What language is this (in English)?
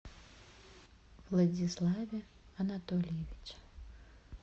Russian